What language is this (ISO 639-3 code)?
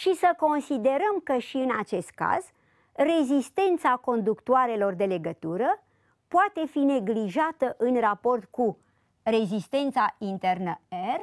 ron